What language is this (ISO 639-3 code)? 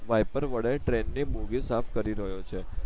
guj